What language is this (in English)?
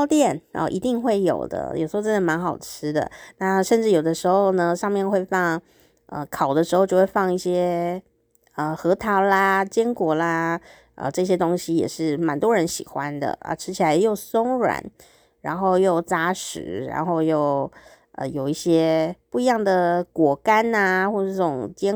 Chinese